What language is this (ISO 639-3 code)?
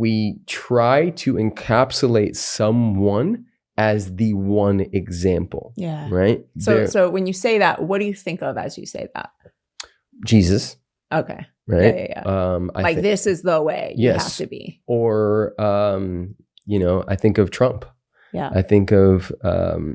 eng